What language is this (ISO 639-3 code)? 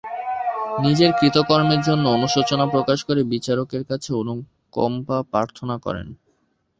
ben